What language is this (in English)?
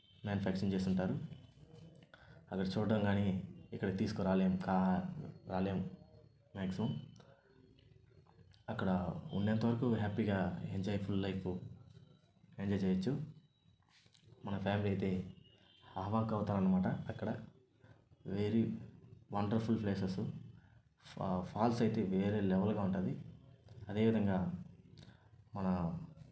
Telugu